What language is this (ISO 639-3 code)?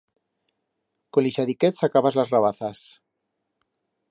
arg